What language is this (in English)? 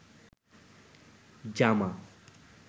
Bangla